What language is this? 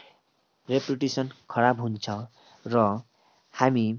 Nepali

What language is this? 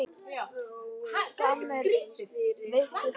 Icelandic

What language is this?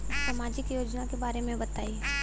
Bhojpuri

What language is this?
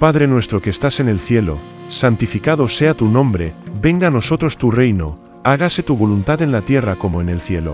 Spanish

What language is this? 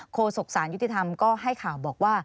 Thai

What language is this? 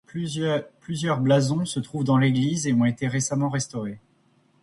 French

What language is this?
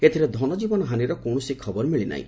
Odia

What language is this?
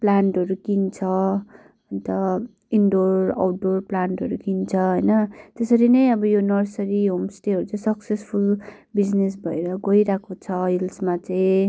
Nepali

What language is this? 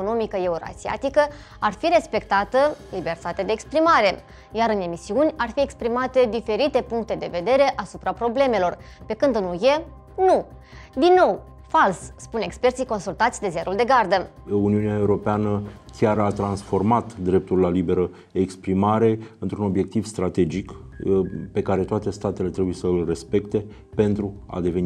Romanian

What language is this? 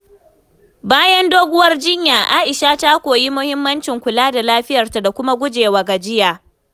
Hausa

